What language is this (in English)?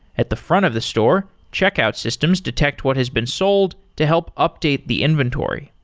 English